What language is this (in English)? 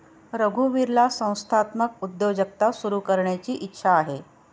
Marathi